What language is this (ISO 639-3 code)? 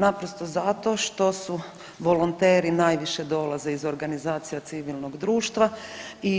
hrv